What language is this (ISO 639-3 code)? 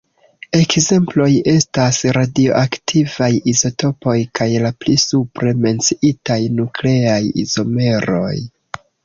epo